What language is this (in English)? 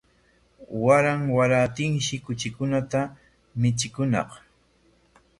Corongo Ancash Quechua